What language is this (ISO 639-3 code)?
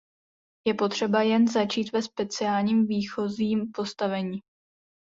ces